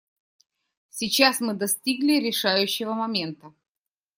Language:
Russian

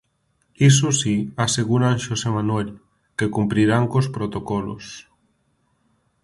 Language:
Galician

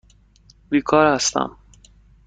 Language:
Persian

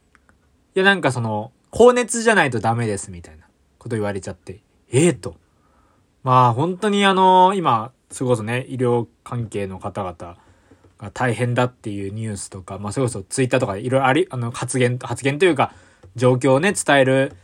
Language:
Japanese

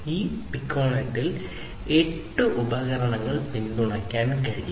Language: Malayalam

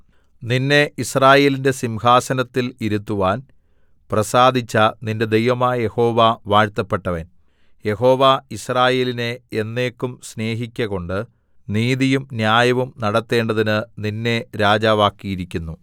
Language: Malayalam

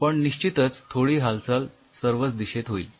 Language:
Marathi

